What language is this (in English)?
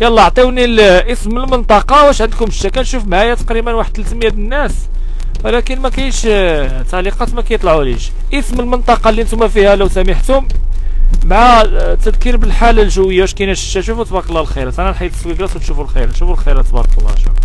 Arabic